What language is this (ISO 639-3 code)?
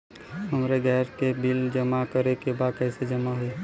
bho